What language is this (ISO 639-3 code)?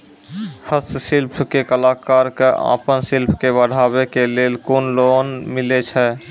mai